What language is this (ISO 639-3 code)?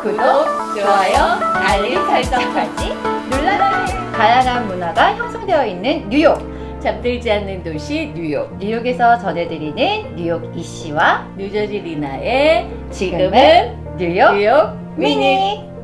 kor